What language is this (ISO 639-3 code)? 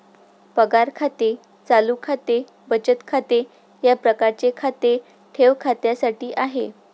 mar